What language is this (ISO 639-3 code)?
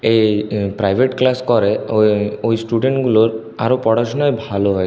ben